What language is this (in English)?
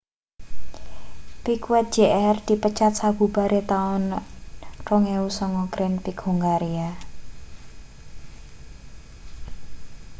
Javanese